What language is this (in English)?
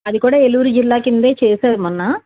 Telugu